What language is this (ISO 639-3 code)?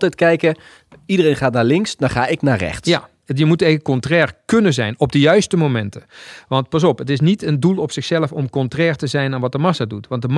nld